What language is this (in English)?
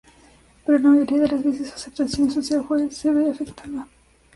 Spanish